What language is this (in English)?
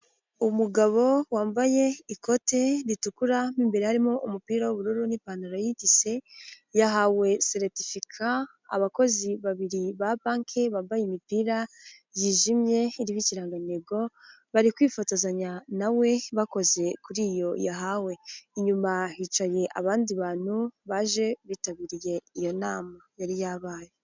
Kinyarwanda